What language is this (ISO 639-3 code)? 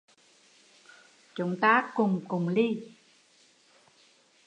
vie